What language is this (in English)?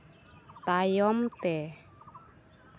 Santali